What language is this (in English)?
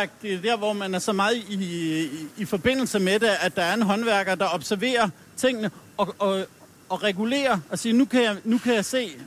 Danish